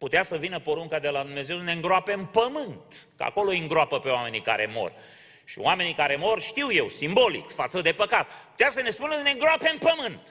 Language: Romanian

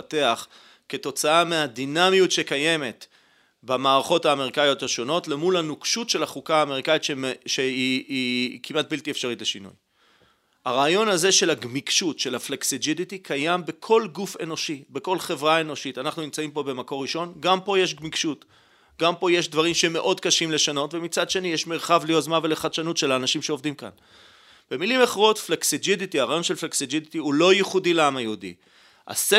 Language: Hebrew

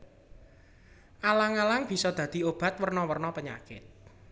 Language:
Javanese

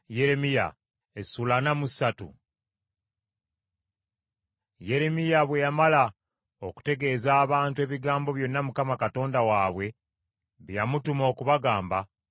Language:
Ganda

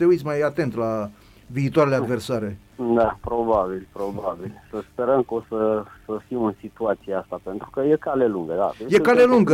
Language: Romanian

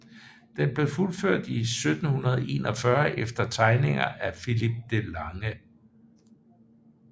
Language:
Danish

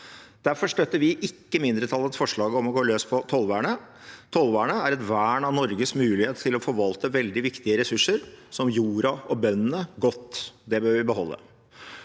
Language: Norwegian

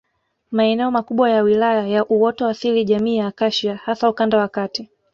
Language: Swahili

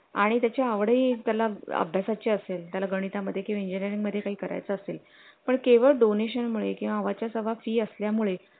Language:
Marathi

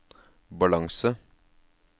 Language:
Norwegian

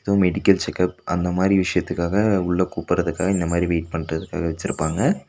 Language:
Tamil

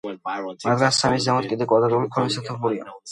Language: Georgian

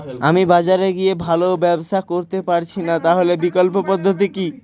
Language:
Bangla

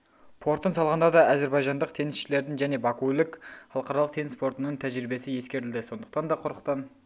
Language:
Kazakh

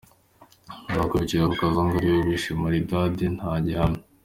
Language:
Kinyarwanda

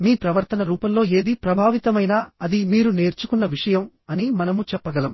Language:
Telugu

